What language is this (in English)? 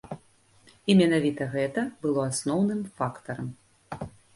Belarusian